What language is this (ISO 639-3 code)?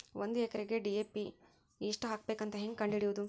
kan